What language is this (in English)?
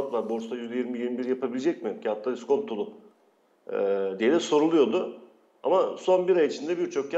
Turkish